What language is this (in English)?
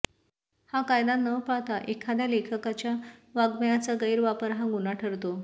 Marathi